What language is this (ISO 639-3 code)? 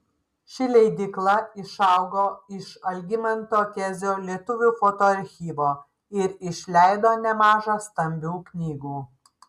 lit